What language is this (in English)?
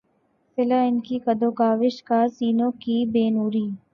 Urdu